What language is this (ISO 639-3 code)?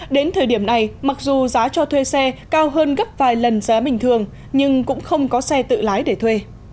vie